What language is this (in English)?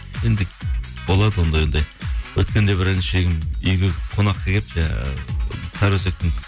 Kazakh